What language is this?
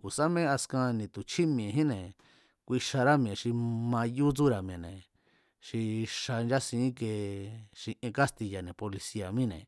Mazatlán Mazatec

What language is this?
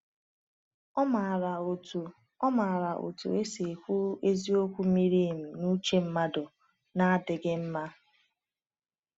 Igbo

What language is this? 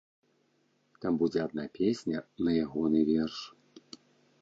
Belarusian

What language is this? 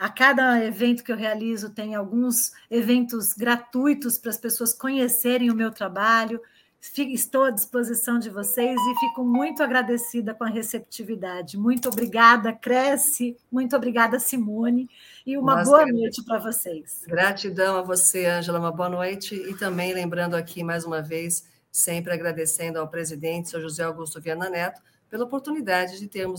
Portuguese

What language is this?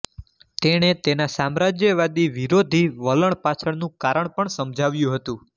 Gujarati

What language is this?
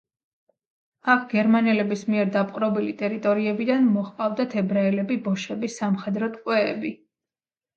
Georgian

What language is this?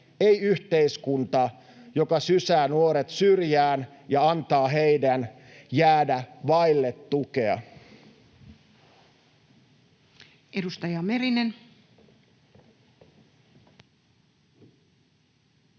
Finnish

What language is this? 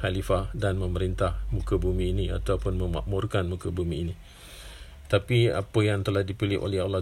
Malay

